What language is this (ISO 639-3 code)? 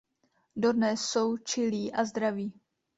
ces